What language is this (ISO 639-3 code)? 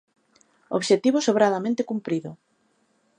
glg